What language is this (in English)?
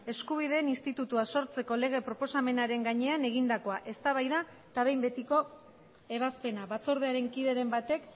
Basque